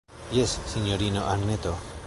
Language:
Esperanto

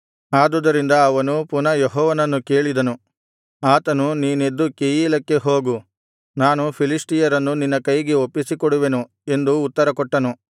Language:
Kannada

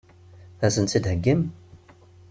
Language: Kabyle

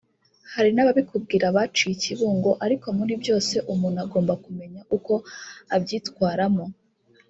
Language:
Kinyarwanda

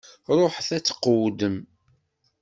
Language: Kabyle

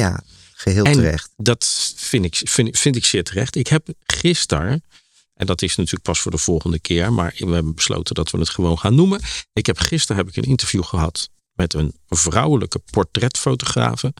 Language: Dutch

